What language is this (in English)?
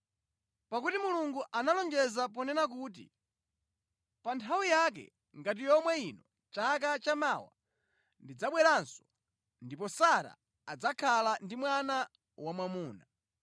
Nyanja